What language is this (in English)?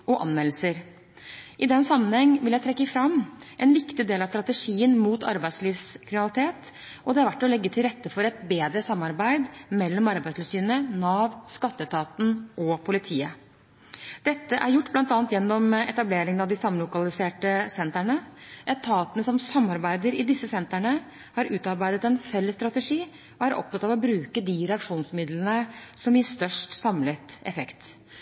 Norwegian Bokmål